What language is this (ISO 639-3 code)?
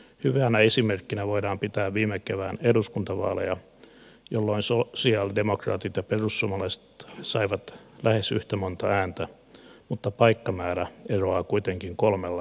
fin